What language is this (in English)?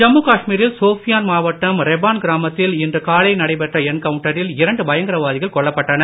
Tamil